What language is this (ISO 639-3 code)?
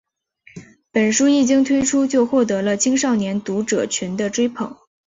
zho